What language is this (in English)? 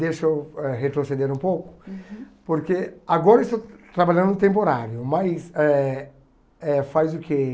Portuguese